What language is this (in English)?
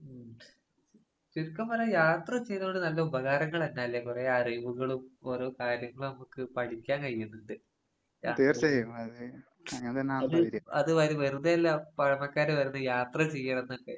Malayalam